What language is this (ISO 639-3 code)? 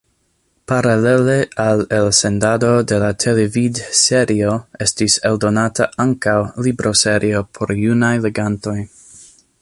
epo